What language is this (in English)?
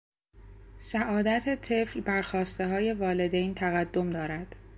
Persian